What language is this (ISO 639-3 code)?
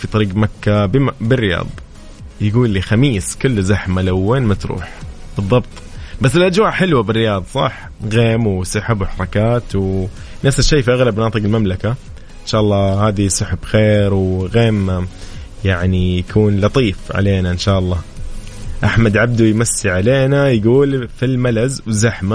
ara